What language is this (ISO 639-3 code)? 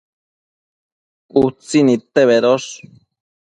mcf